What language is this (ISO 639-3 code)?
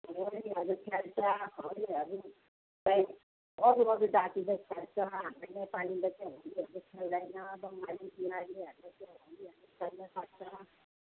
nep